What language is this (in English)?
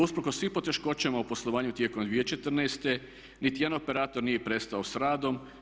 Croatian